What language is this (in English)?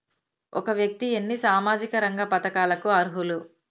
Telugu